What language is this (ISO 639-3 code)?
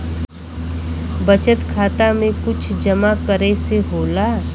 bho